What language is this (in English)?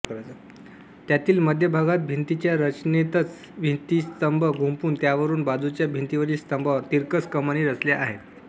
Marathi